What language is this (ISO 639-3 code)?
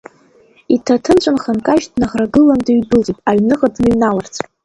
abk